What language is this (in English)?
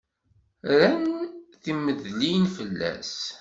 Kabyle